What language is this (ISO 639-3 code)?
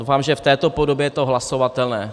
ces